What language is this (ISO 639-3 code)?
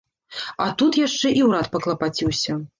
bel